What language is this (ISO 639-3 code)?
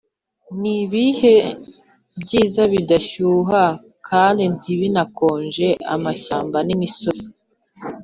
kin